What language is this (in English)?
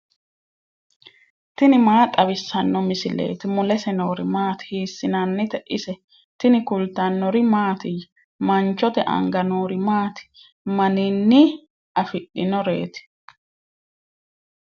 Sidamo